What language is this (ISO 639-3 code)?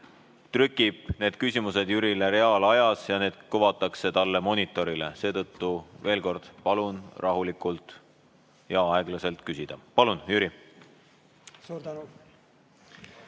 est